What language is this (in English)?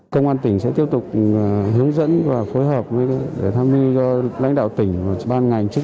Vietnamese